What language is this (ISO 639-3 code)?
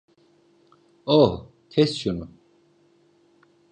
tur